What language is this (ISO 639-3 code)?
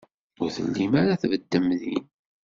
kab